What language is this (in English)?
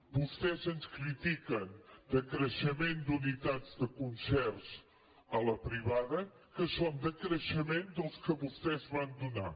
Catalan